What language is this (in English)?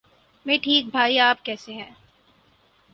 Urdu